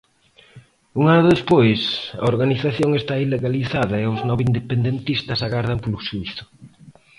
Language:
Galician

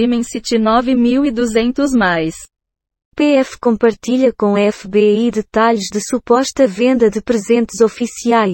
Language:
Portuguese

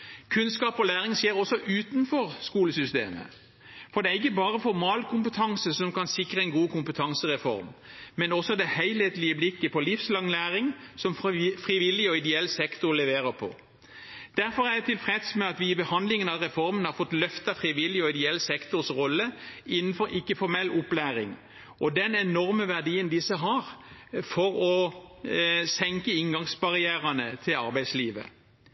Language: Norwegian Bokmål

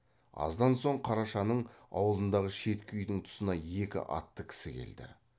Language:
Kazakh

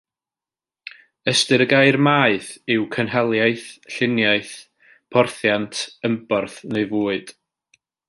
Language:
Welsh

